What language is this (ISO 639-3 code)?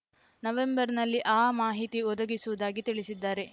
kan